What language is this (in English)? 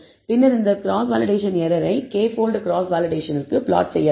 Tamil